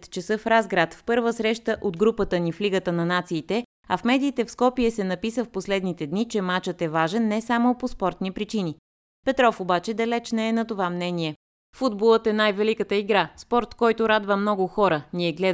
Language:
Bulgarian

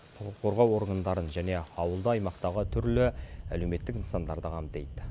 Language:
Kazakh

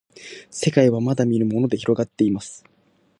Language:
Japanese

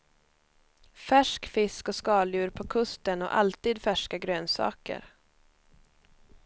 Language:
Swedish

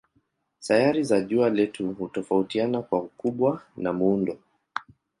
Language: Swahili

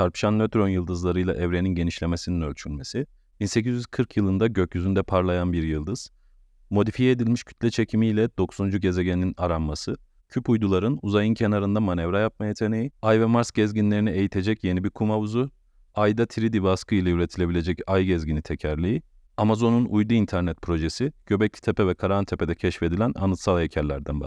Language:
Turkish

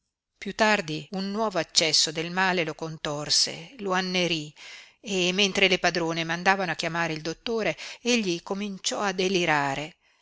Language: Italian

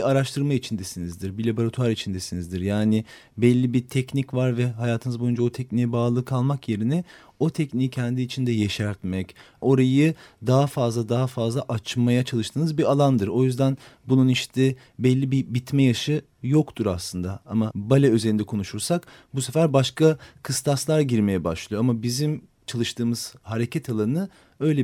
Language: Turkish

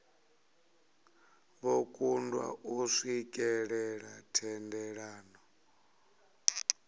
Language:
Venda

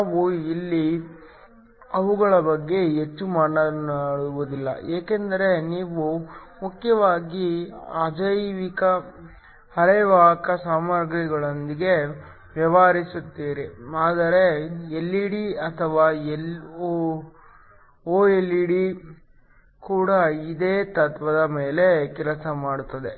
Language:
Kannada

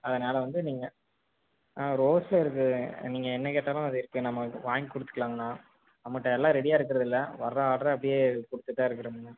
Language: Tamil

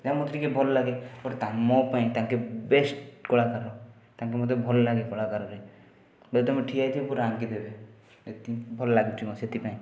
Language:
Odia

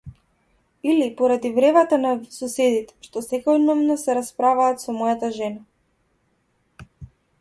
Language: Macedonian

